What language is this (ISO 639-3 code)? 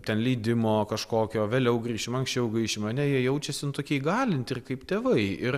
lit